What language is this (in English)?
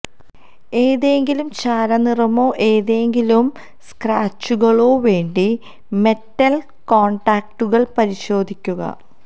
Malayalam